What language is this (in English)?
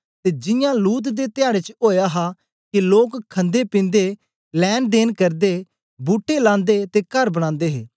Dogri